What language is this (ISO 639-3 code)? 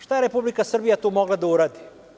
srp